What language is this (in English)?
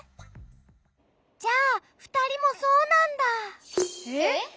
Japanese